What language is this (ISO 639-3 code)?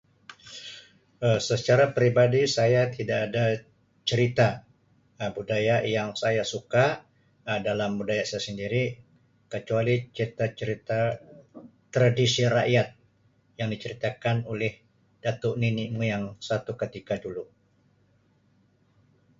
msi